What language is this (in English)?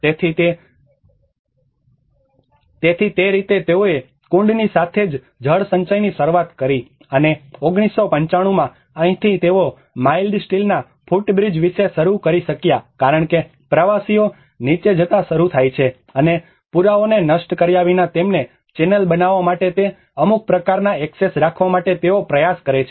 Gujarati